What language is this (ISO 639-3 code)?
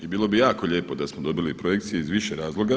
hrv